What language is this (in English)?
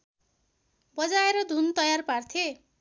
Nepali